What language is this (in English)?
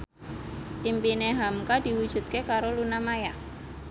Javanese